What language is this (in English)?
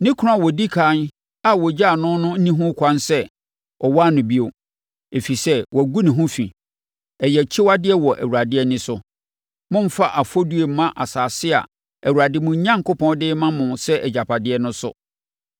Akan